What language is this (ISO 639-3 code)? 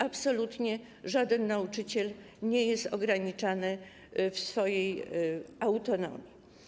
pol